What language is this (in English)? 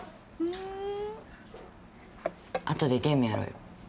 Japanese